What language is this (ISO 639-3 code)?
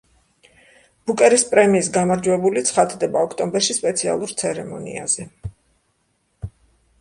kat